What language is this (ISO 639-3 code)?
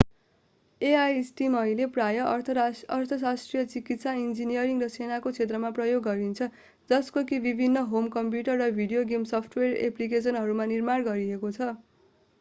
nep